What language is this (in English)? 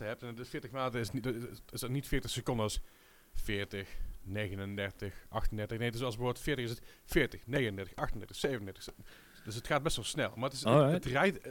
Dutch